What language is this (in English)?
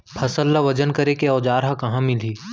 Chhattisgarhi